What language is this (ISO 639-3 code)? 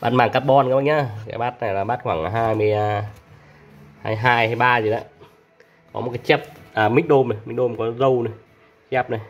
vie